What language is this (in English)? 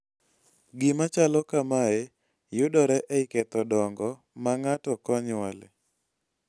Luo (Kenya and Tanzania)